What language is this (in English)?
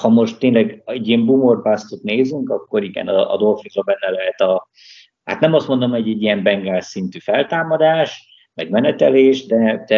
Hungarian